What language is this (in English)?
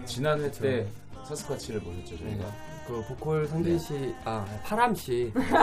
Korean